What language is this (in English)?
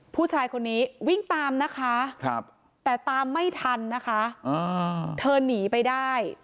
Thai